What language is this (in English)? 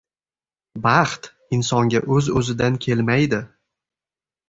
Uzbek